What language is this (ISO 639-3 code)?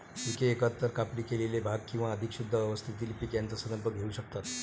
mar